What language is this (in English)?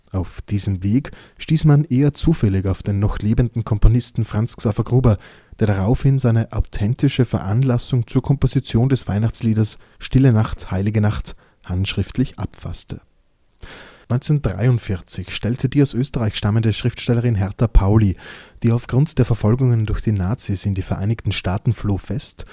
German